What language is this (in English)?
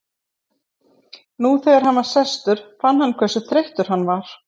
Icelandic